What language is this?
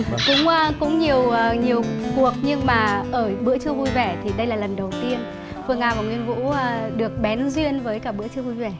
Vietnamese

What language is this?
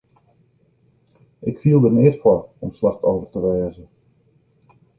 Western Frisian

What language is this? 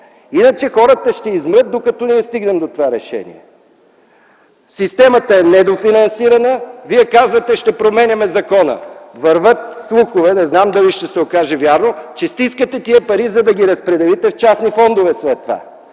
Bulgarian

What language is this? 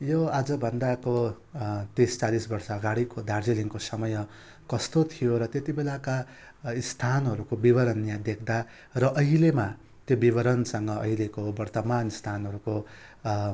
Nepali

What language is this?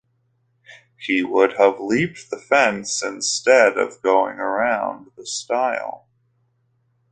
English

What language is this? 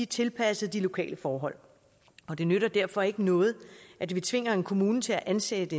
Danish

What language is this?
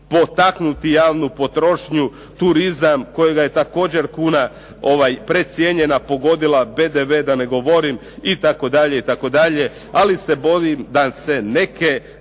Croatian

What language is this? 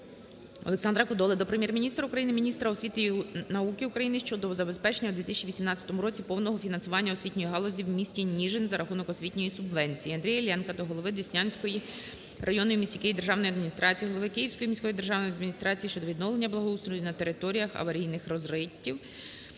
Ukrainian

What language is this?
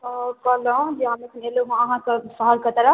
Maithili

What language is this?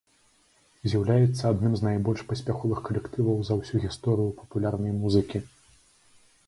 Belarusian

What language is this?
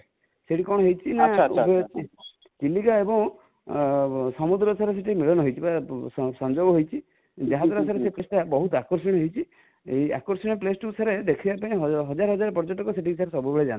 Odia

